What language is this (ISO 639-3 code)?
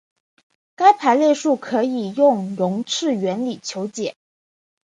zho